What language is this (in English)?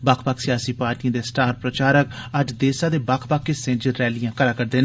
Dogri